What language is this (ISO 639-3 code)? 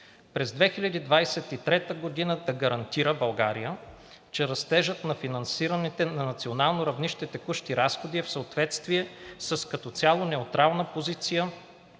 bul